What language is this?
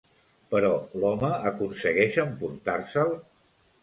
Catalan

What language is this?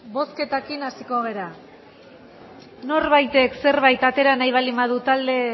Basque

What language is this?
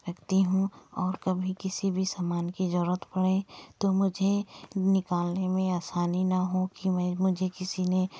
Hindi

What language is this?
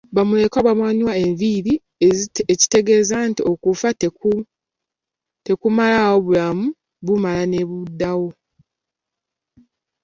Ganda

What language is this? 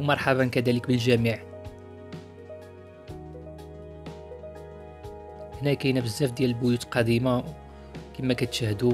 Arabic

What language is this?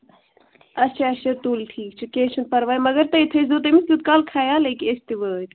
Kashmiri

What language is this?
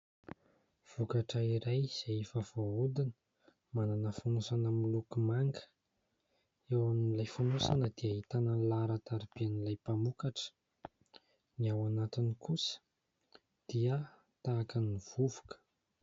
Malagasy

